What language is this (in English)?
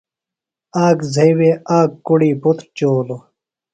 Phalura